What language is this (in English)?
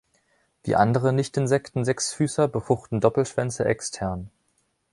German